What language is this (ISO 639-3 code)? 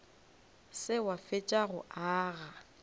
nso